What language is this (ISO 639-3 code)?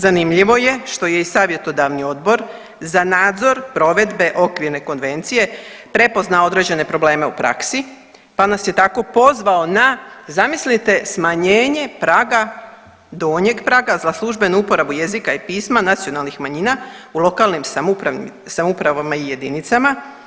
hrv